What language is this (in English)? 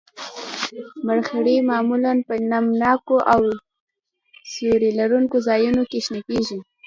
Pashto